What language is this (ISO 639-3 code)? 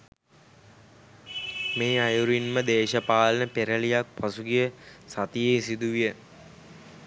sin